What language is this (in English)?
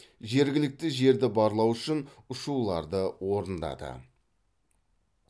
Kazakh